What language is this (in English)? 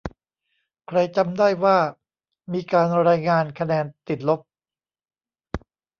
Thai